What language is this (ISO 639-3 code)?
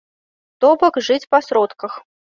bel